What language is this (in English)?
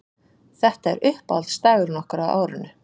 Icelandic